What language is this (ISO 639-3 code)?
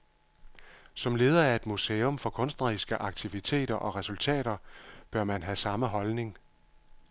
dan